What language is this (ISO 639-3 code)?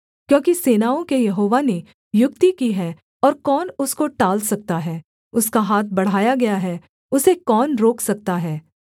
hin